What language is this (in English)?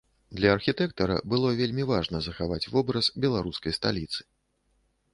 Belarusian